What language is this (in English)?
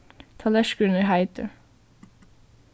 Faroese